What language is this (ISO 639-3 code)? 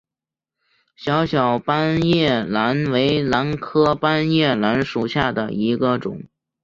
zho